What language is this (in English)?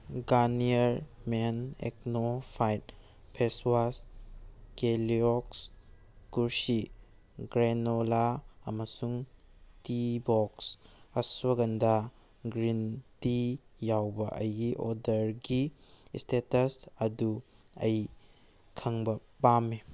Manipuri